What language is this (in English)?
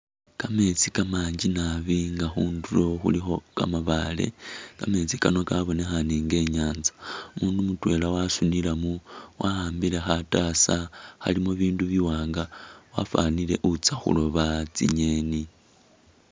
Masaaba